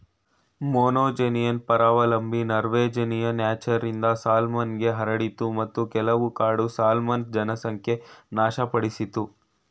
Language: Kannada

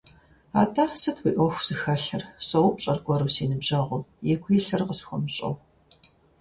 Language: Kabardian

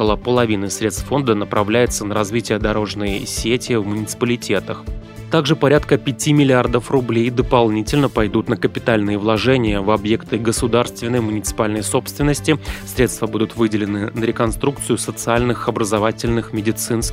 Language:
Russian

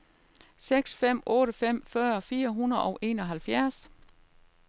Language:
Danish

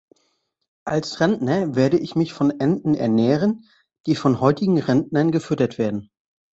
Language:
German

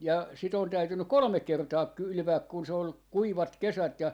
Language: Finnish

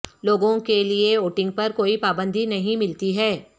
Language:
Urdu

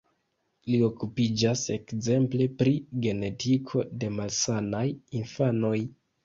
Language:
Esperanto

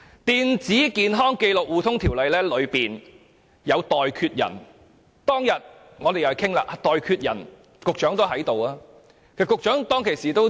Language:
Cantonese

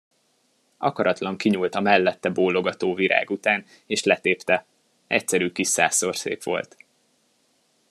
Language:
Hungarian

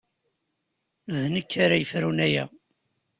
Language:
Kabyle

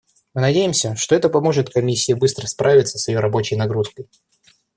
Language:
Russian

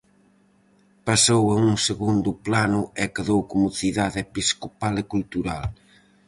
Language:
Galician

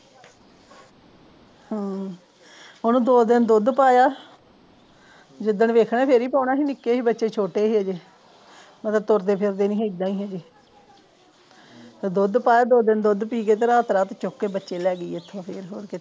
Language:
Punjabi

